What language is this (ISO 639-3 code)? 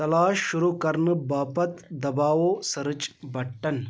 kas